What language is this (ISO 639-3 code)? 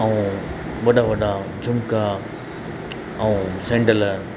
snd